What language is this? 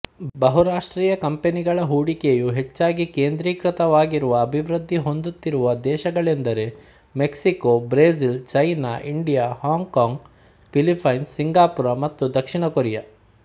Kannada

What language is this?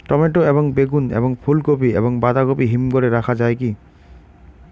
Bangla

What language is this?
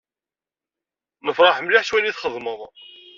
Kabyle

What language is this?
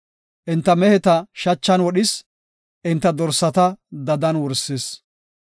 Gofa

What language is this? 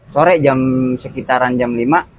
Indonesian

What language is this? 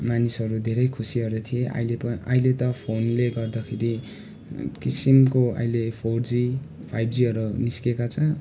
Nepali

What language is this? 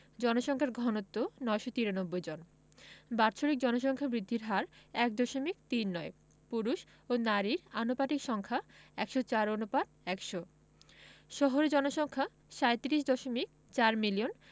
Bangla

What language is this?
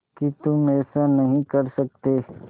Hindi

